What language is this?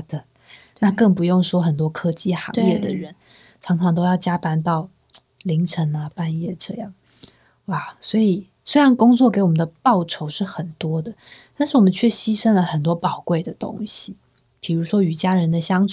Chinese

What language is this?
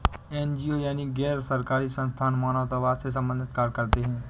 Hindi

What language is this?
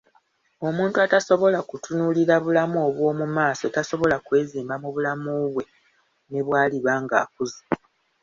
Ganda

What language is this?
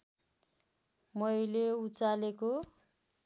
Nepali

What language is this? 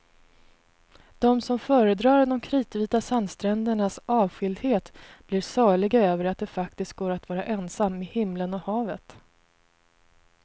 Swedish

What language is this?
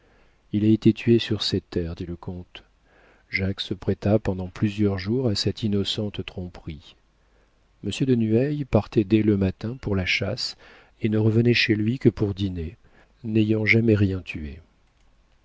French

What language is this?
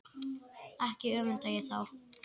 Icelandic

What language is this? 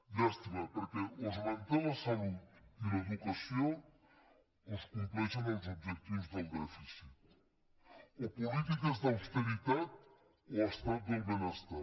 Catalan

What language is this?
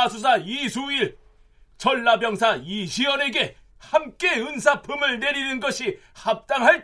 Korean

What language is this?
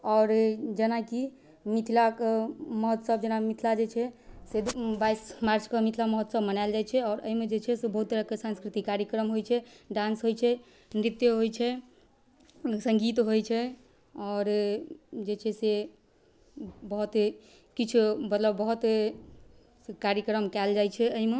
Maithili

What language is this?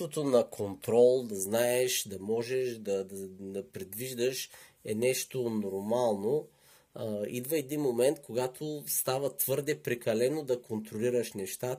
Bulgarian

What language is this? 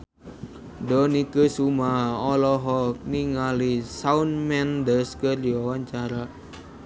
Sundanese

